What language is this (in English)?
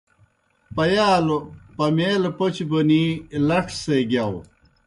Kohistani Shina